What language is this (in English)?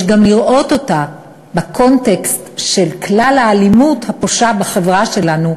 Hebrew